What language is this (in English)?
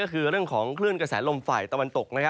Thai